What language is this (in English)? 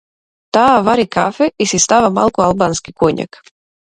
Macedonian